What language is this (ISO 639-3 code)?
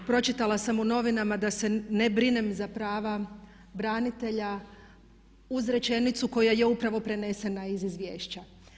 hrv